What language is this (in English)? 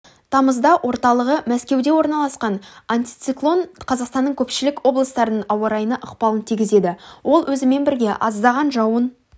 Kazakh